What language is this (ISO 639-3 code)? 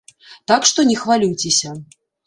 bel